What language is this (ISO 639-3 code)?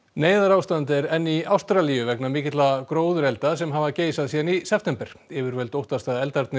isl